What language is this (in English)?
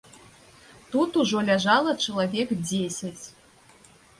Belarusian